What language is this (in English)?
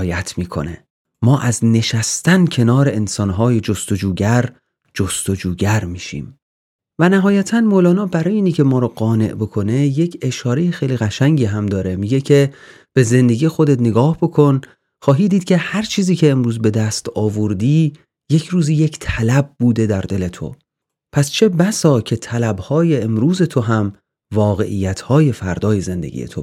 Persian